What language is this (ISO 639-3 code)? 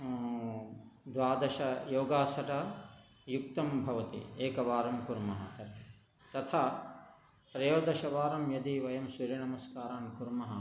san